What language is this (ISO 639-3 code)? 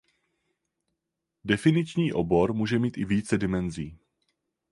ces